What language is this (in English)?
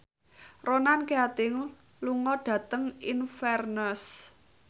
Javanese